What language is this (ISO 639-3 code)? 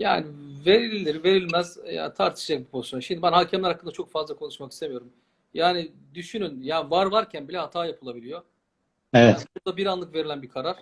tur